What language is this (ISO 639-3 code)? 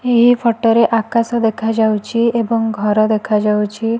ori